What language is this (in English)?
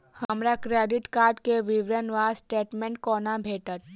Maithili